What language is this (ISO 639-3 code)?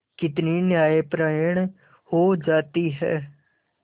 hin